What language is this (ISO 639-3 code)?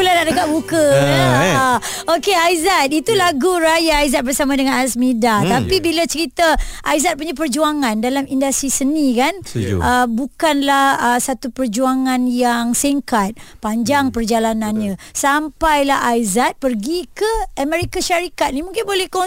msa